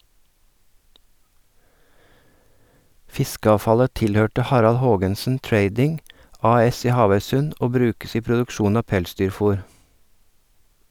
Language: Norwegian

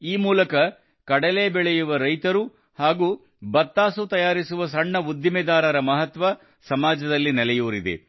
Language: Kannada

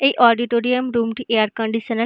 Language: Bangla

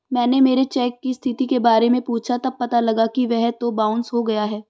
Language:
Hindi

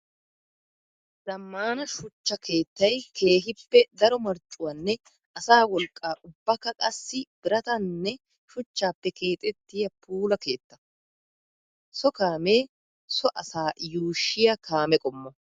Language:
Wolaytta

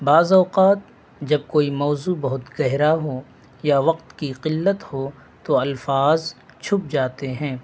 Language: Urdu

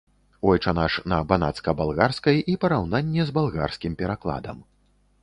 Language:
Belarusian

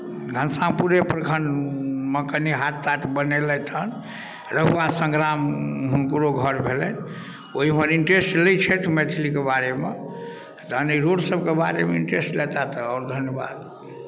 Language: Maithili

